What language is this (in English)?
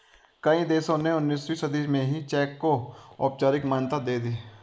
Hindi